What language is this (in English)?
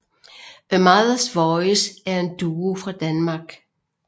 Danish